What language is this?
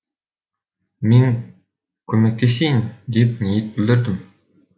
Kazakh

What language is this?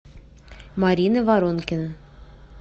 Russian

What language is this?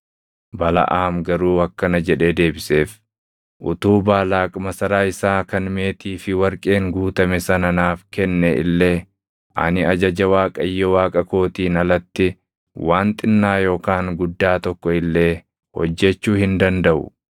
Oromo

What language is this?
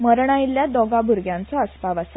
Konkani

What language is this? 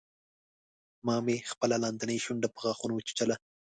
Pashto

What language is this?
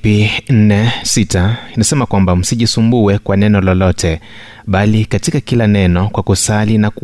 Swahili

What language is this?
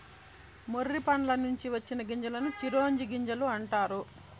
Telugu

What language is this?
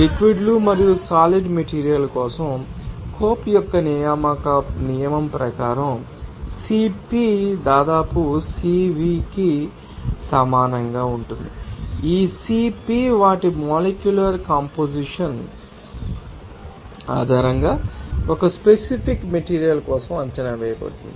Telugu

